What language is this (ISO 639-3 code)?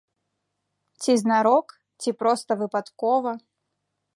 bel